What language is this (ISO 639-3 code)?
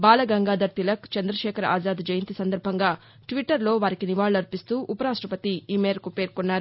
tel